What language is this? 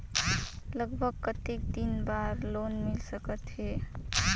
Chhattisgarhi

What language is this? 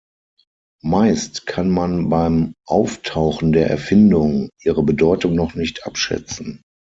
German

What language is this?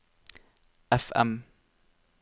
Norwegian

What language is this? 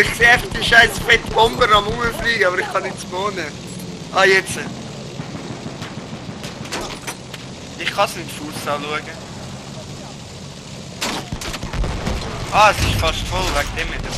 German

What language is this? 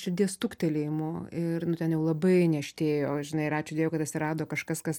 Lithuanian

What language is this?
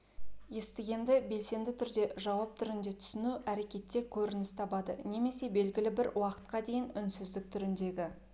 Kazakh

